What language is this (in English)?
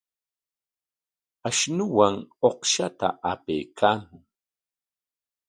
Corongo Ancash Quechua